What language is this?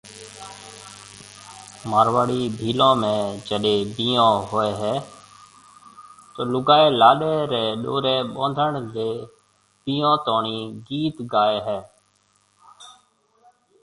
Marwari (Pakistan)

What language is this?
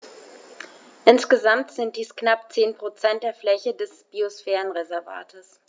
German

